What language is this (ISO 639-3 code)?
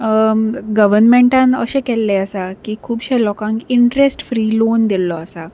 kok